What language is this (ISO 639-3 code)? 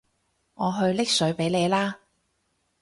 yue